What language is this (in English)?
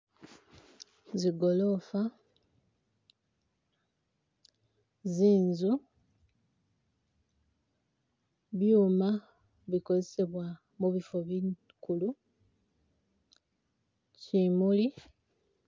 Masaaba